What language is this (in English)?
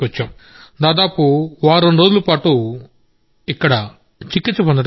Telugu